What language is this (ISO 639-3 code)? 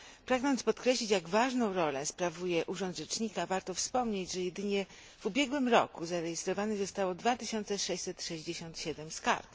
pol